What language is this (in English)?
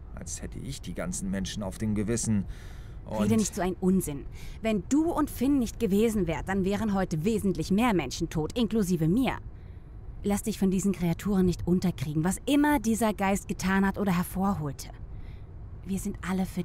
German